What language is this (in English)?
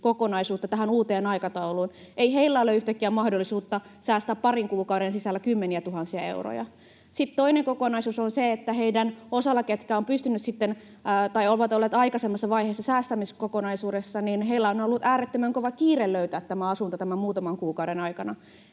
Finnish